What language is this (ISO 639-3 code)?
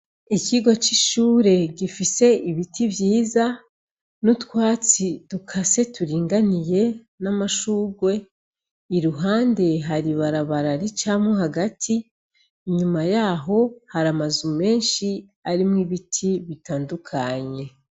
run